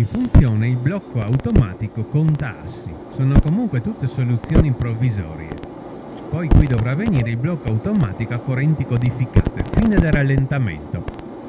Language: Italian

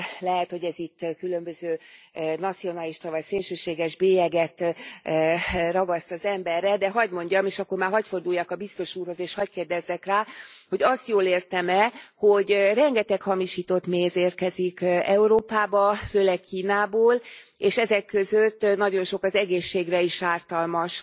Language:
Hungarian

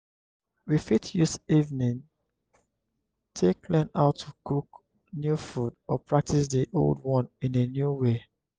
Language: Nigerian Pidgin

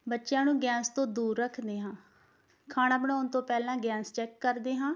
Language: Punjabi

